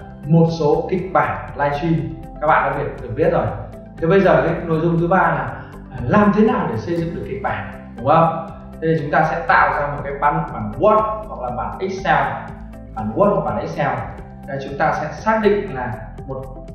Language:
Vietnamese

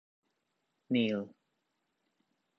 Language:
Thai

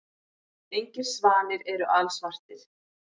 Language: Icelandic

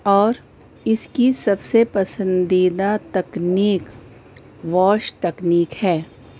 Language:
Urdu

